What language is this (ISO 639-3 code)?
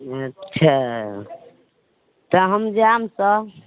mai